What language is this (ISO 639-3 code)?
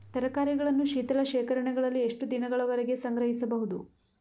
kan